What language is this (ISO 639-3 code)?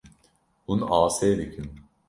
kur